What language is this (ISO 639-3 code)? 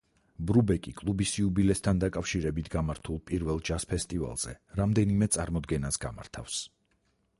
kat